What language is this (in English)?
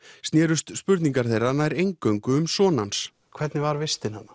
Icelandic